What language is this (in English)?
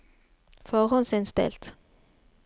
Norwegian